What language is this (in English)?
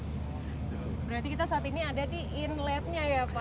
Indonesian